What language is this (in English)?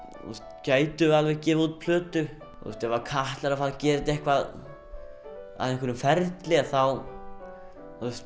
Icelandic